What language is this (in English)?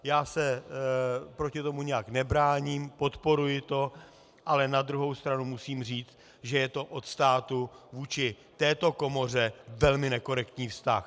Czech